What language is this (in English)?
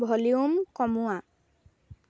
Assamese